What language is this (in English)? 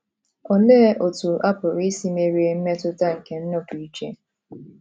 Igbo